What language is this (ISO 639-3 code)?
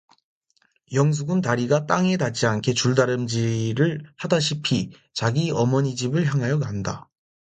kor